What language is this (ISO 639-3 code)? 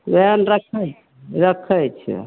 mai